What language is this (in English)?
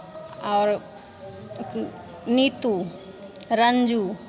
Maithili